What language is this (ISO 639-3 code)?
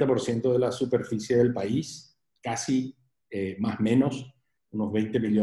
spa